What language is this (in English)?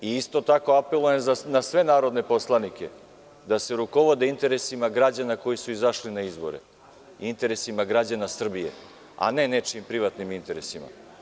Serbian